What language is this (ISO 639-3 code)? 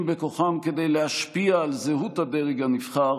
heb